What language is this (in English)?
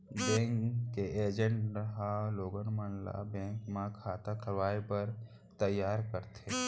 Chhattisgarhi